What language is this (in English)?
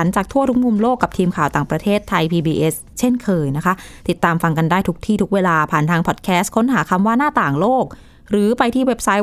Thai